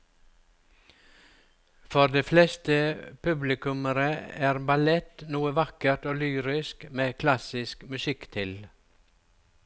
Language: Norwegian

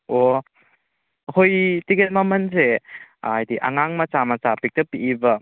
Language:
Manipuri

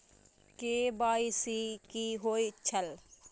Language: Maithili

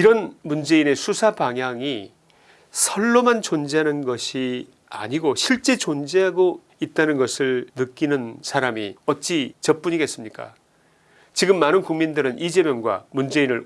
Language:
Korean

